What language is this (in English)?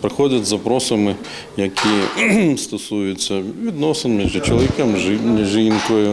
Ukrainian